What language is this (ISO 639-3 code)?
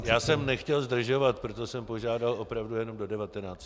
ces